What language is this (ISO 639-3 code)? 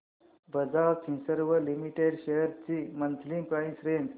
mar